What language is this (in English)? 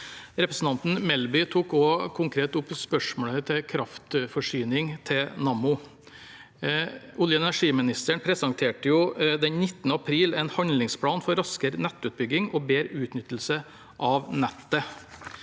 Norwegian